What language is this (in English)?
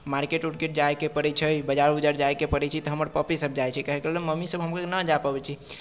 Maithili